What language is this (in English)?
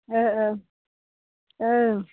Bodo